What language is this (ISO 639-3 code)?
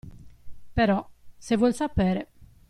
ita